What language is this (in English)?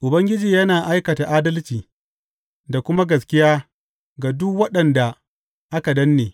Hausa